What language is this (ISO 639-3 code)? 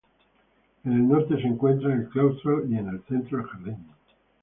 spa